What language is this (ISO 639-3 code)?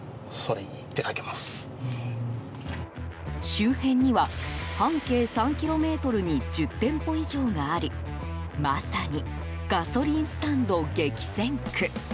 jpn